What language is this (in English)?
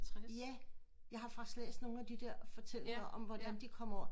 Danish